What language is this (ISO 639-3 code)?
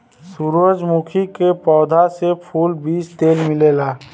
bho